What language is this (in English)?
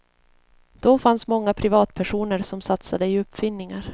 Swedish